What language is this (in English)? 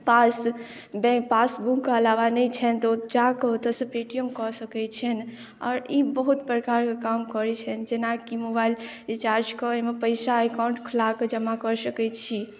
Maithili